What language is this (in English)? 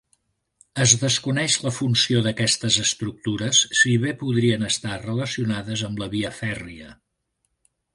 Catalan